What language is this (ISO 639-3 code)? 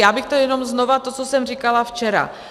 ces